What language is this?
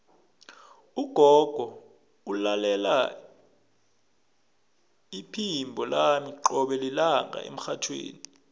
South Ndebele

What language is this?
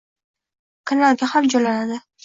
Uzbek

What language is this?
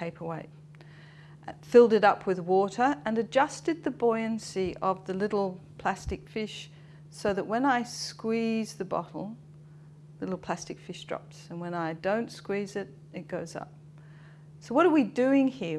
English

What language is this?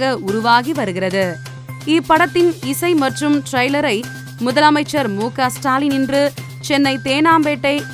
Tamil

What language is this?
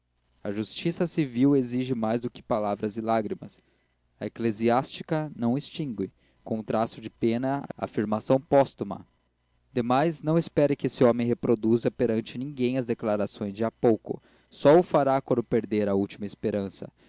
Portuguese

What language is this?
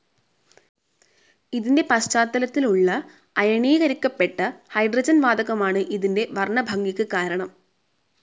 Malayalam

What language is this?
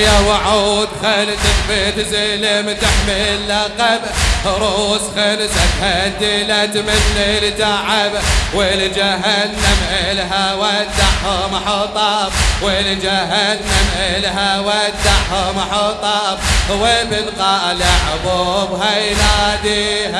Arabic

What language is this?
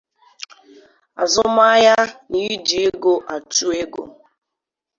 Igbo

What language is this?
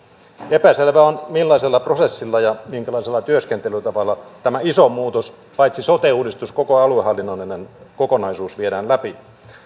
Finnish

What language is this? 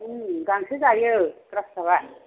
Bodo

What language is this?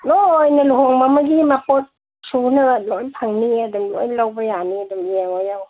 Manipuri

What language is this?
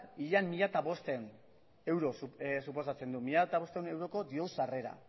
Basque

